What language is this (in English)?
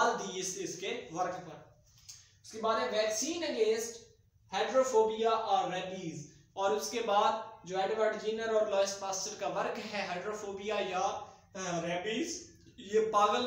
Romanian